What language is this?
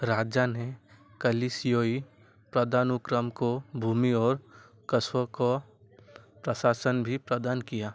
Hindi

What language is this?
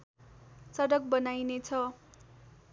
Nepali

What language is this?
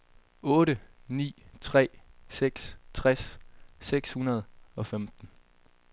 Danish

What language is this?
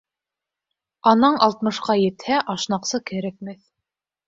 Bashkir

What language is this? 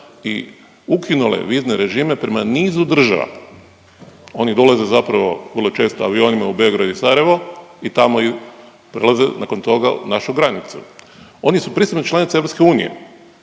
Croatian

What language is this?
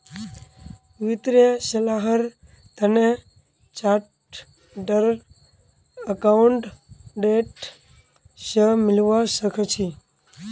Magahi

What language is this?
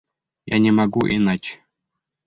Bashkir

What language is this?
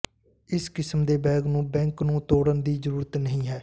Punjabi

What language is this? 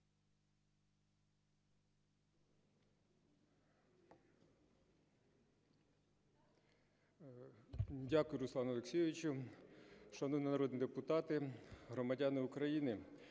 Ukrainian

